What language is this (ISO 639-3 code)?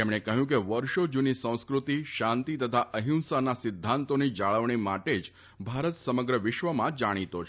guj